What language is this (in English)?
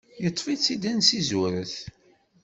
Kabyle